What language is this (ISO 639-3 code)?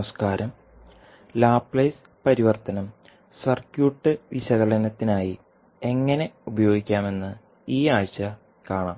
mal